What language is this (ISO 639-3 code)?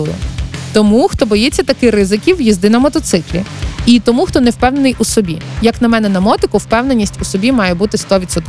ukr